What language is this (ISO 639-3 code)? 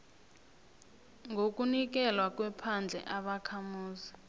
nbl